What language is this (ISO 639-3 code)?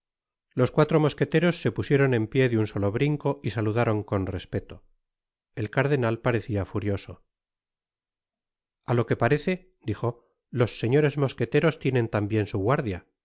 spa